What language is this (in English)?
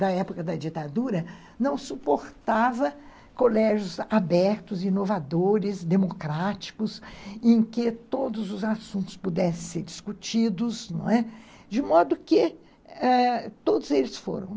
Portuguese